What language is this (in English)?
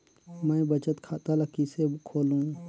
Chhattisgarhi